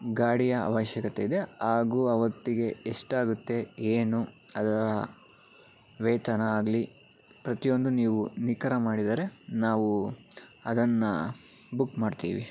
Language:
Kannada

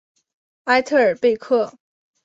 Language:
Chinese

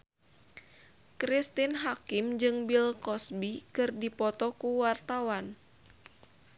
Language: Sundanese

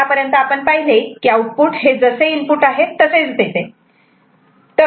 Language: Marathi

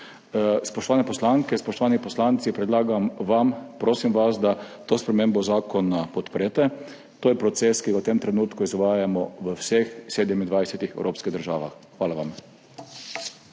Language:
Slovenian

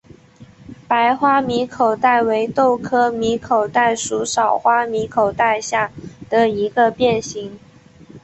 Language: Chinese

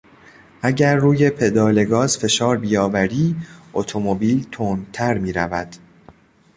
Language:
Persian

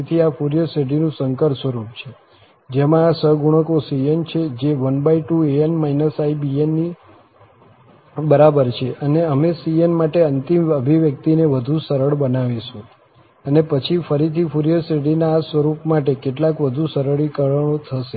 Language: Gujarati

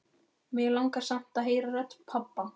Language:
Icelandic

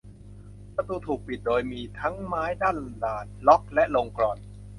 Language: Thai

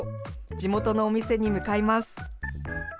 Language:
Japanese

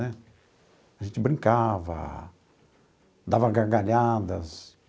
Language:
Portuguese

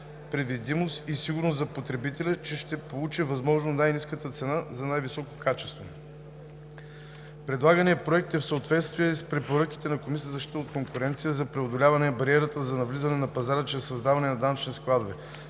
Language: Bulgarian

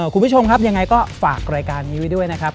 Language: Thai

